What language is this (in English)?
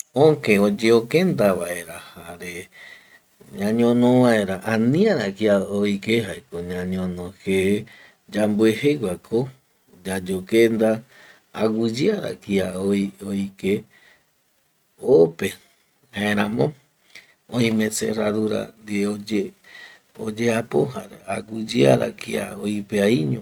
Eastern Bolivian Guaraní